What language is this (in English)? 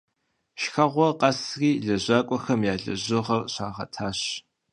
Kabardian